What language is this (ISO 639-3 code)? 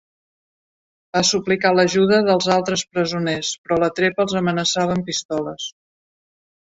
cat